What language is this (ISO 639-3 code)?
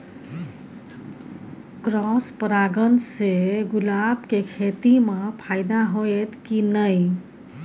mai